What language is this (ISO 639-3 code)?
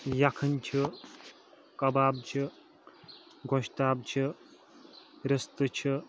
kas